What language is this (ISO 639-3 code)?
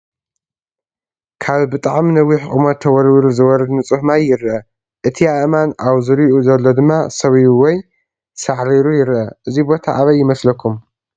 tir